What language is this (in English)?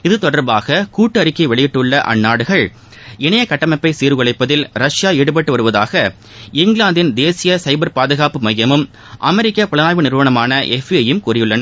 Tamil